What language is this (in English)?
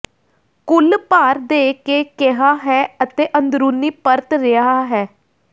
Punjabi